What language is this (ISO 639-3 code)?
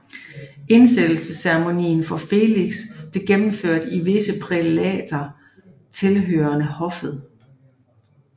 dan